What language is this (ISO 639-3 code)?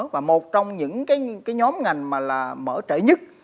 vie